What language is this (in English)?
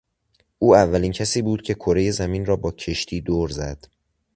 Persian